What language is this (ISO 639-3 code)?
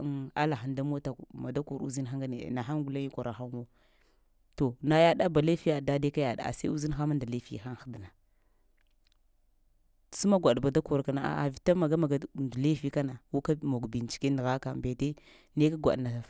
hia